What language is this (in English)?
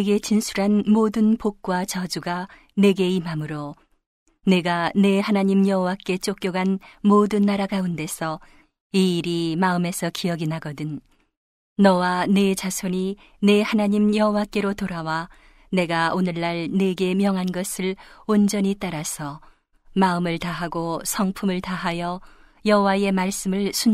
Korean